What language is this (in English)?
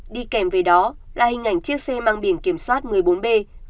Vietnamese